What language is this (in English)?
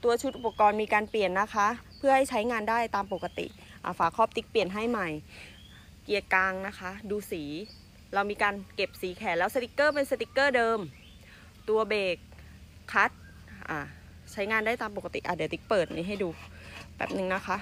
Thai